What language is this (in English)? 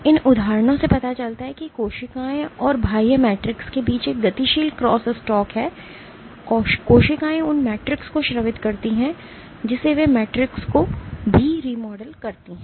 Hindi